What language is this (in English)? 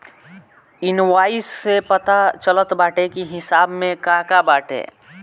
Bhojpuri